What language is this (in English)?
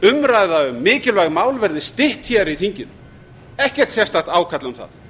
Icelandic